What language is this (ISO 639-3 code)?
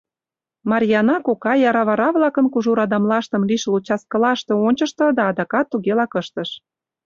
chm